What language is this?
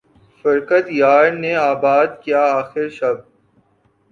Urdu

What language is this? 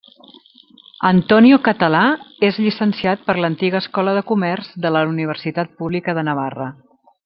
Catalan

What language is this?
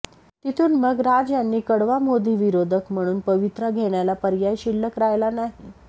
Marathi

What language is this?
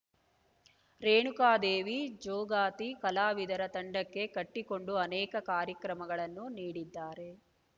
Kannada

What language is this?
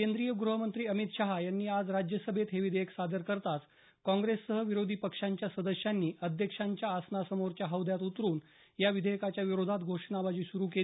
Marathi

